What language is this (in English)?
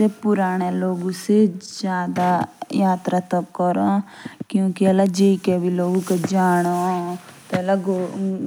Jaunsari